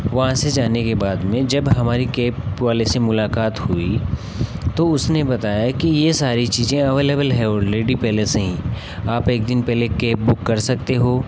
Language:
Hindi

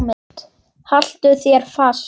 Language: Icelandic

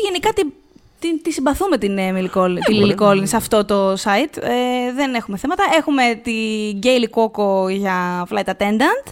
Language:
Greek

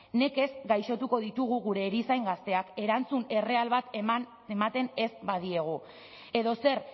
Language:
Basque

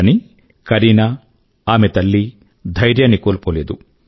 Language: Telugu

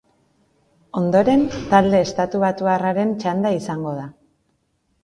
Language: Basque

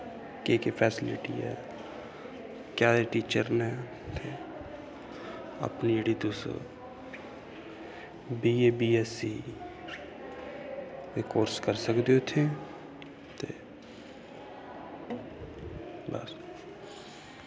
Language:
Dogri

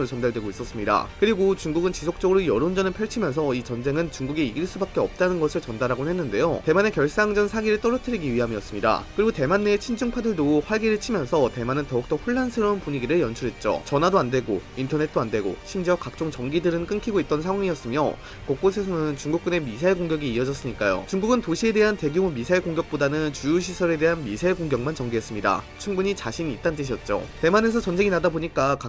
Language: Korean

